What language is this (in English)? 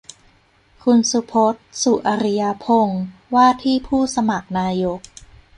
Thai